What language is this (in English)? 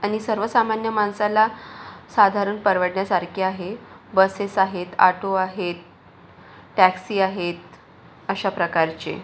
Marathi